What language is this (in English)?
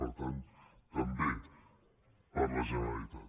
Catalan